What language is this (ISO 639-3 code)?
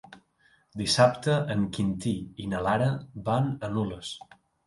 cat